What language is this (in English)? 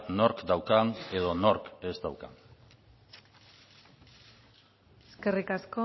Basque